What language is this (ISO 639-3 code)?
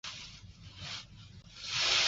zho